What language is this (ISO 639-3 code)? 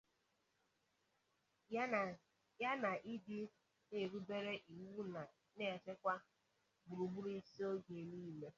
ibo